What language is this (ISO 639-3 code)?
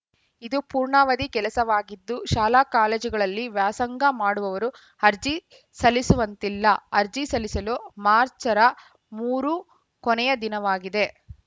kan